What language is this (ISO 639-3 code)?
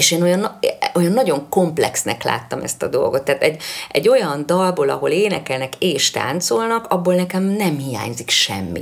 hun